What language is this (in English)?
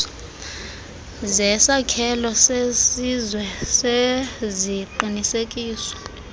Xhosa